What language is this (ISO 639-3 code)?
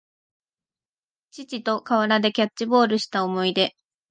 jpn